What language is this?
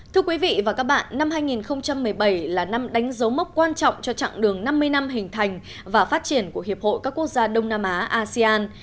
Vietnamese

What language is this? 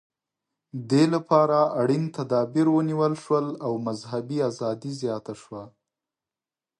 Pashto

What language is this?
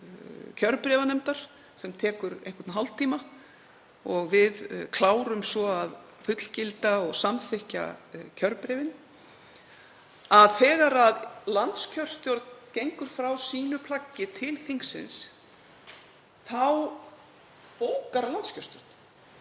Icelandic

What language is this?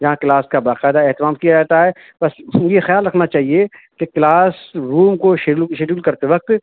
Urdu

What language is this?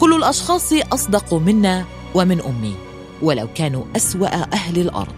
Arabic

